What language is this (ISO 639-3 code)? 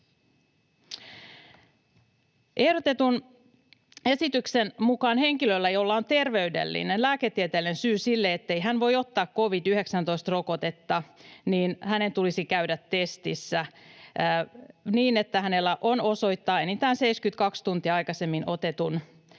fin